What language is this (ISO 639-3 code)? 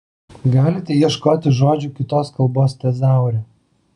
lit